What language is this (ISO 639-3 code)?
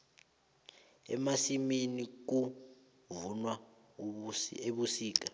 nbl